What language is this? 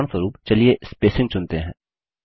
Hindi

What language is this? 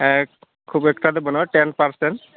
Santali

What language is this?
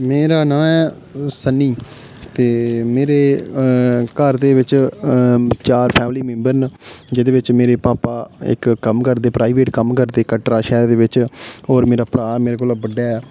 Dogri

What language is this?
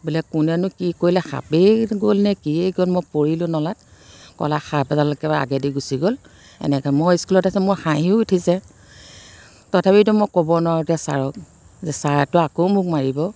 Assamese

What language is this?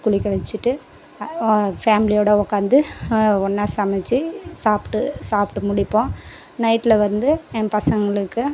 Tamil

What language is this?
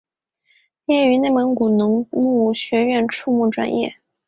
Chinese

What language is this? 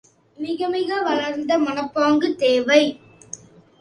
Tamil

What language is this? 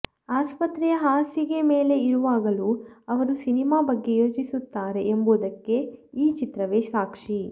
Kannada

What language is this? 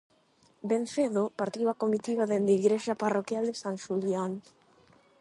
Galician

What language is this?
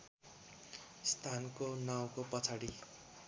Nepali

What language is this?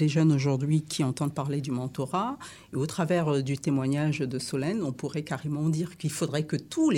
French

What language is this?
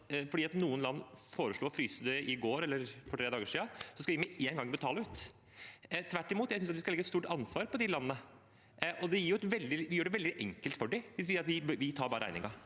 Norwegian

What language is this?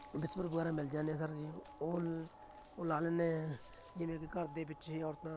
Punjabi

